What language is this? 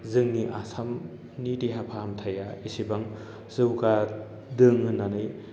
Bodo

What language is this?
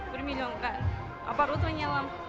Kazakh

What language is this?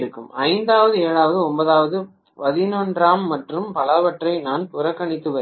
Tamil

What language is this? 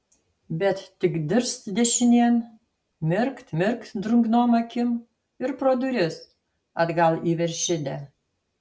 Lithuanian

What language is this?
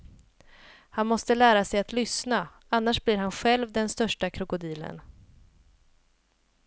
Swedish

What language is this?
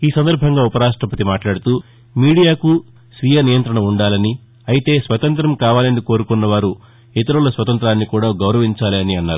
Telugu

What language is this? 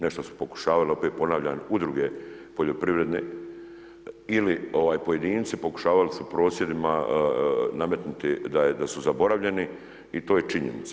Croatian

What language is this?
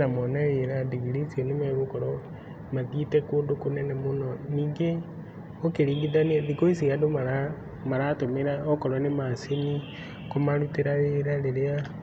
Kikuyu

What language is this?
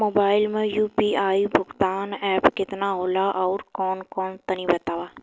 Bhojpuri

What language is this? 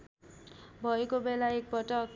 Nepali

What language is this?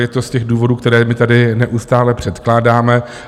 Czech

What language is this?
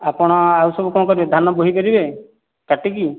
Odia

